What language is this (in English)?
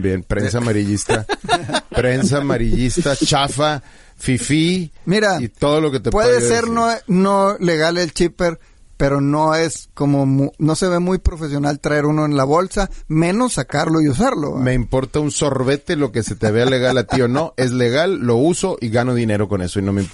Spanish